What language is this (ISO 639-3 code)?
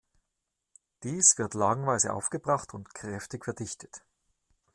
deu